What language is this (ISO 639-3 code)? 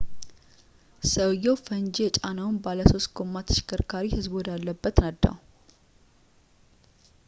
amh